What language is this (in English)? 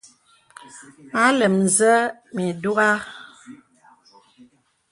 Bebele